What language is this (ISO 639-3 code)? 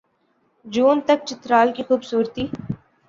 urd